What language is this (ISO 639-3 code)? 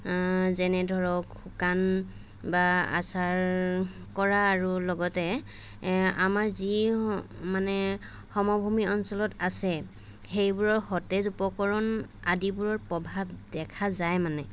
asm